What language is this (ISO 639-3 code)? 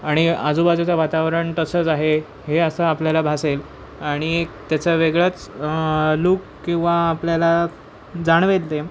mar